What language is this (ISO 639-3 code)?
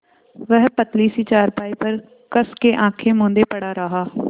hin